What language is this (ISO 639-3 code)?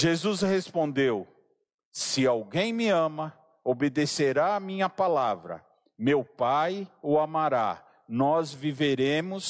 por